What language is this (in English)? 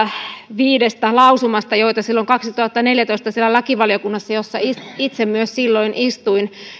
Finnish